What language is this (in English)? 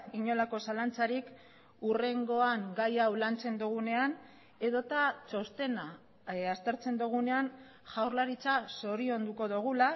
Basque